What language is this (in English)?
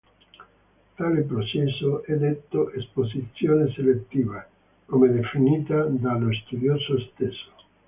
Italian